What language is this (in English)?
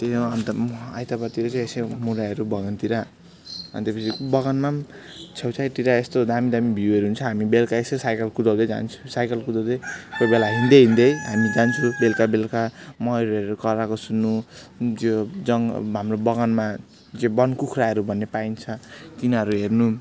Nepali